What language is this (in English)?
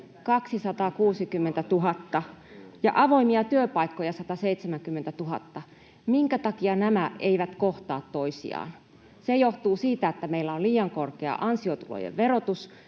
Finnish